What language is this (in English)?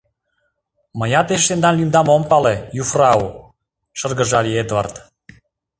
Mari